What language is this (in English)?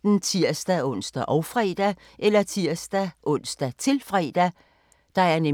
Danish